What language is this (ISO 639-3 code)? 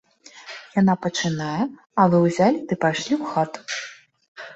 bel